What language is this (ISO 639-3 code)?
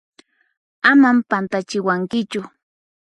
qxp